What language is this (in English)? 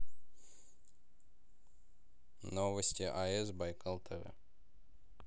Russian